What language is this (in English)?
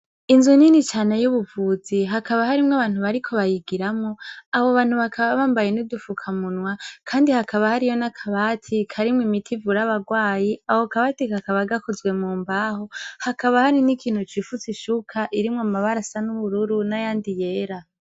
Rundi